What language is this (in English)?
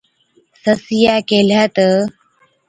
Od